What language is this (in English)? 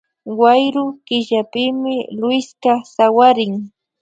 Imbabura Highland Quichua